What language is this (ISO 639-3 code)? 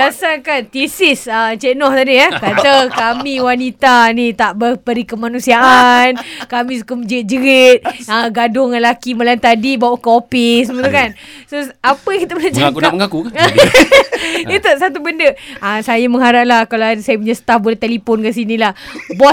msa